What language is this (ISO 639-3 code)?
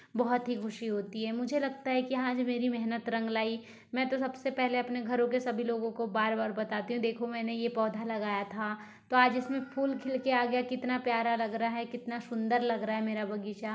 hin